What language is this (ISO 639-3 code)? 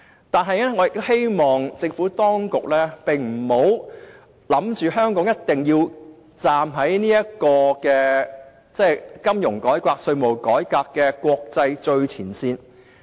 yue